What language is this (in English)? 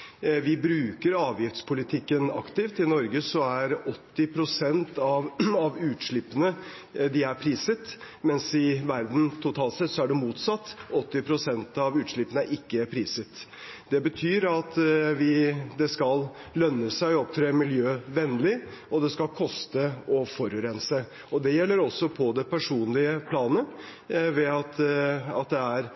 Norwegian Bokmål